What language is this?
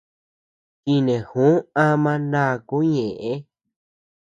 Tepeuxila Cuicatec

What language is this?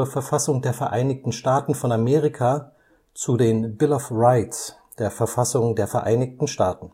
German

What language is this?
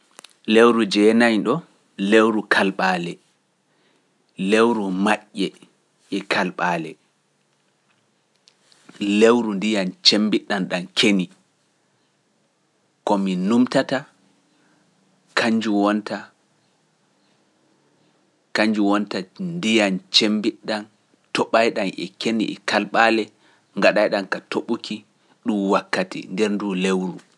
Pular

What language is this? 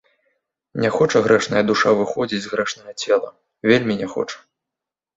Belarusian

